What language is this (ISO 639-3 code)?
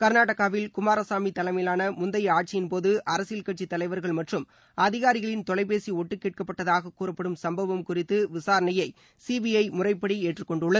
tam